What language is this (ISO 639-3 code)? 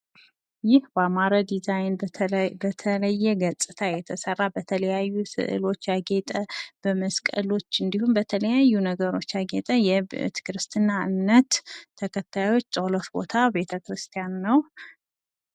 amh